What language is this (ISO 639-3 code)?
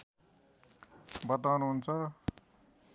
nep